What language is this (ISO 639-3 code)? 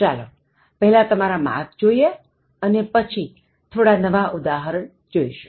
guj